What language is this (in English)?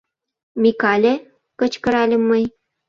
Mari